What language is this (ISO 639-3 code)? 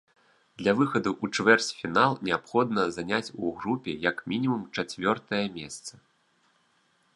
bel